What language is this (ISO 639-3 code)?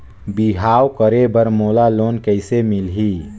hne